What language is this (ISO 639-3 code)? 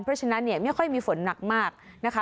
tha